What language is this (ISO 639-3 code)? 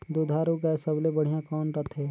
hne